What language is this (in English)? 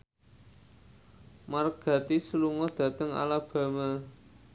Javanese